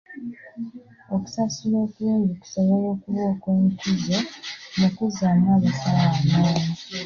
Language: Ganda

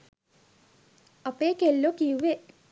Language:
Sinhala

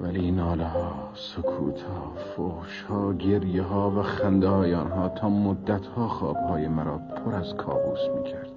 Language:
Persian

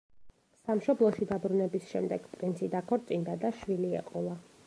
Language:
Georgian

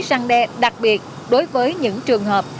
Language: Vietnamese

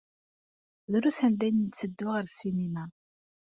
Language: Kabyle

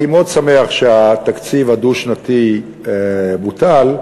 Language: Hebrew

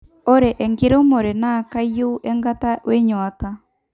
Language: Masai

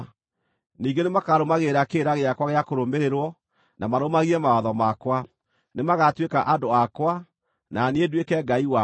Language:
Kikuyu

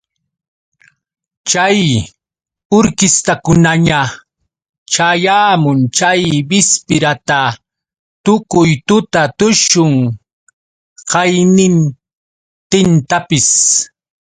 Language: Yauyos Quechua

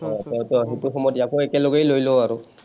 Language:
Assamese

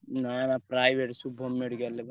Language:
Odia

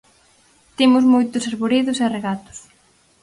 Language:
Galician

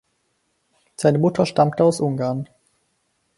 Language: German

